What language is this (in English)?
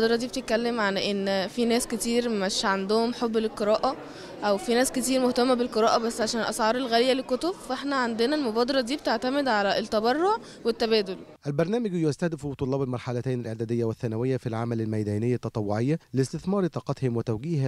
Arabic